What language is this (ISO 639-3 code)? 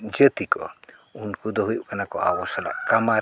sat